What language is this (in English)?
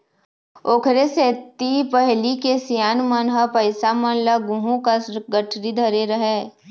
Chhattisgarhi